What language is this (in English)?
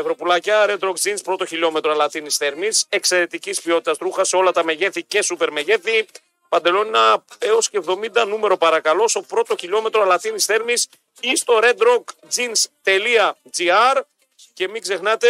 Greek